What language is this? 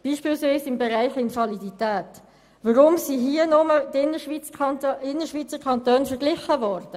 Swiss German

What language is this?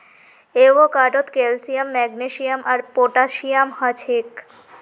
Magahi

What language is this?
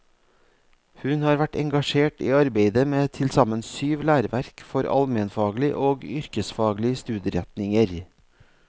Norwegian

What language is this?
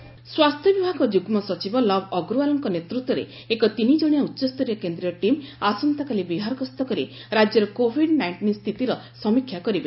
Odia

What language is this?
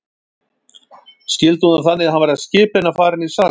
Icelandic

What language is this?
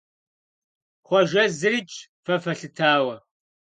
Kabardian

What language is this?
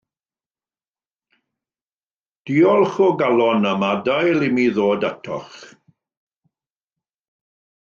Welsh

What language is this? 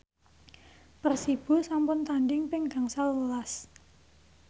Javanese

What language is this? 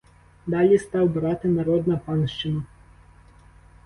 Ukrainian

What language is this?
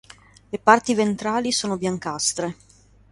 Italian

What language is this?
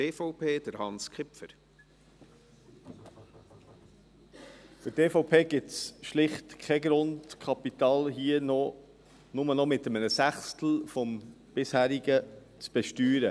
Swiss German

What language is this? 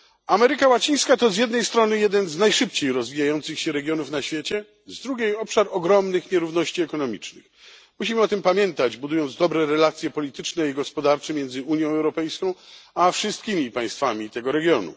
Polish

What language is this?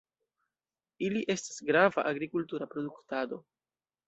Esperanto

